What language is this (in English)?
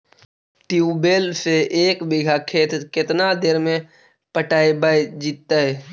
Magahi